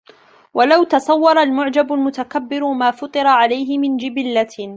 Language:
Arabic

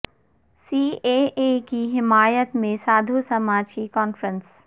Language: Urdu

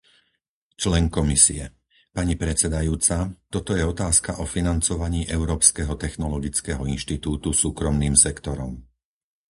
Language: Slovak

